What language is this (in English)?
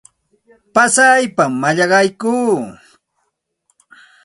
Santa Ana de Tusi Pasco Quechua